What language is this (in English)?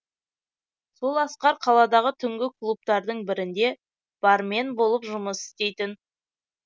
Kazakh